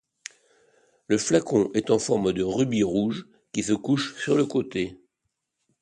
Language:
French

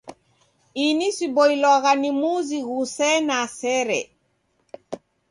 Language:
Taita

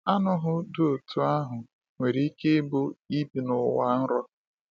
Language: Igbo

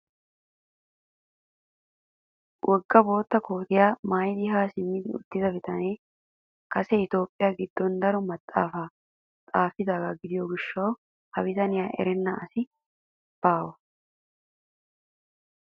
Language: Wolaytta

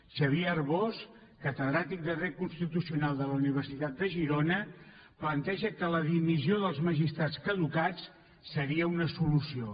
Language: Catalan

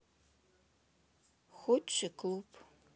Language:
Russian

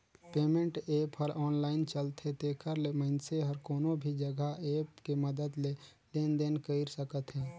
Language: Chhattisgarhi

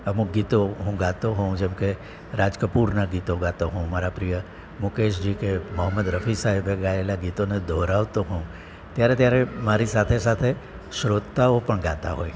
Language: Gujarati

